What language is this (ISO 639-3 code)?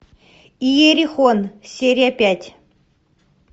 rus